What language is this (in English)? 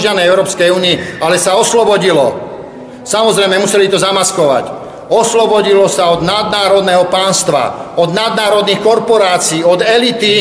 Czech